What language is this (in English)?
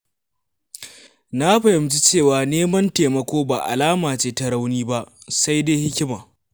Hausa